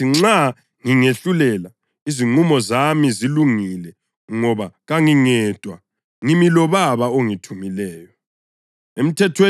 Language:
North Ndebele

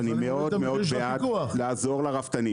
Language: Hebrew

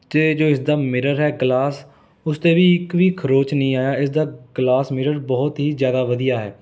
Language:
Punjabi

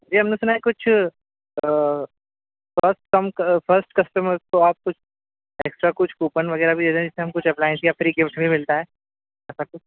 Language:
Urdu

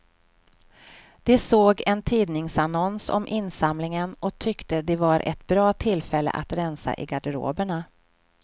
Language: Swedish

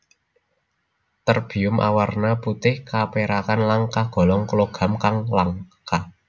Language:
Javanese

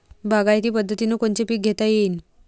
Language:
Marathi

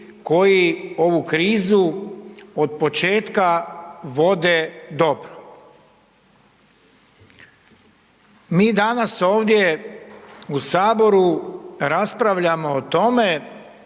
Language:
Croatian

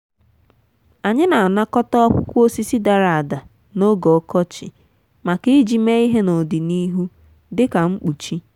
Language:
Igbo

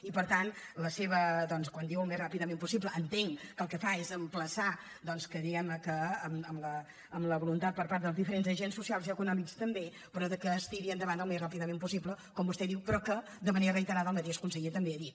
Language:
Catalan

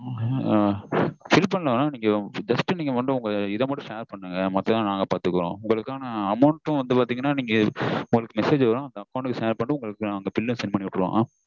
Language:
Tamil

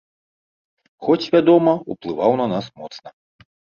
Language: Belarusian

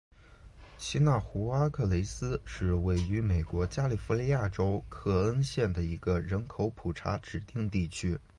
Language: Chinese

